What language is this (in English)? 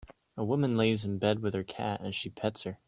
English